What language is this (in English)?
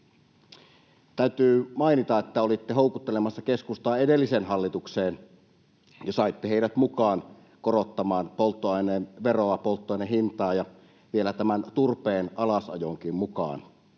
Finnish